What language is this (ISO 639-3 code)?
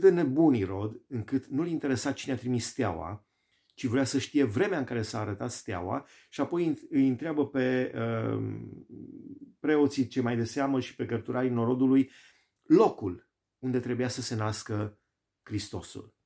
ron